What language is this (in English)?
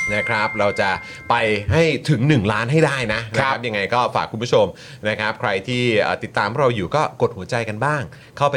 Thai